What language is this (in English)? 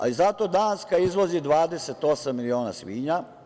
Serbian